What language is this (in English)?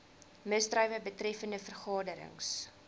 Afrikaans